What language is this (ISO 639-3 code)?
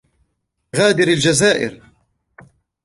ara